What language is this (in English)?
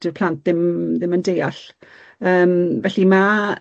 Welsh